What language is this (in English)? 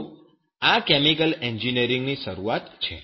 Gujarati